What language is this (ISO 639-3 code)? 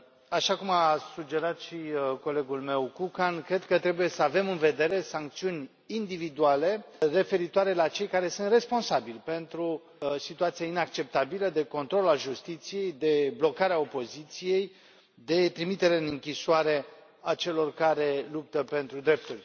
ron